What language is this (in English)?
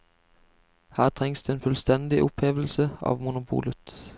Norwegian